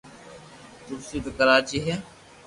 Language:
Loarki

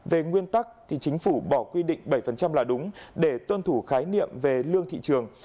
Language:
Vietnamese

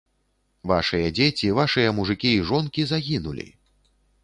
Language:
Belarusian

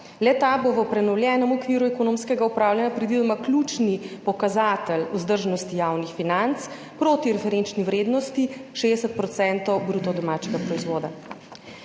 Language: Slovenian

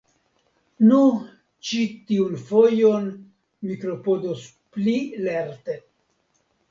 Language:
Esperanto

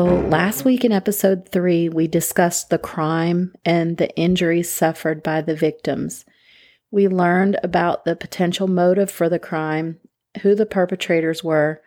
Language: English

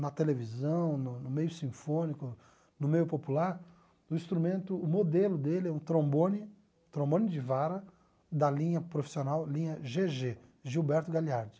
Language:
Portuguese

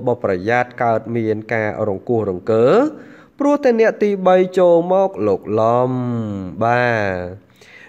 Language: Vietnamese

